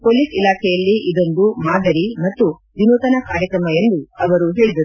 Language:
Kannada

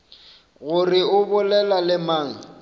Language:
Northern Sotho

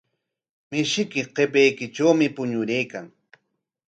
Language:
Corongo Ancash Quechua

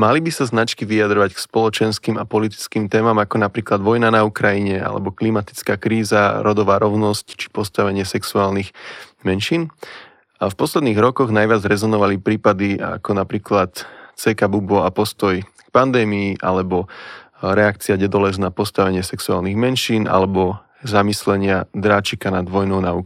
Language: Slovak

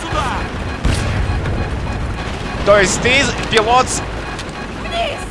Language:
Russian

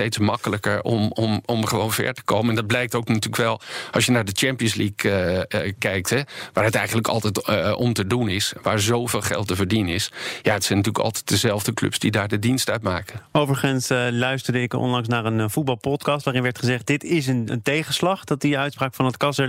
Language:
Dutch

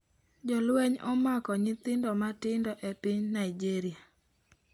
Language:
Luo (Kenya and Tanzania)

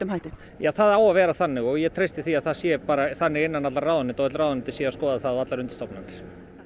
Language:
Icelandic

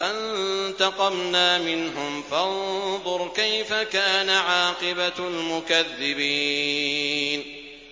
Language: Arabic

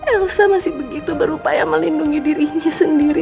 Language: Indonesian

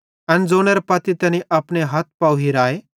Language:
Bhadrawahi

